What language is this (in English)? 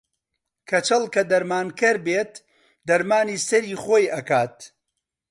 Central Kurdish